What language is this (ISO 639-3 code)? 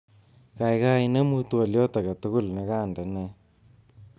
kln